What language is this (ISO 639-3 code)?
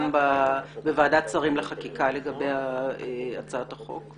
heb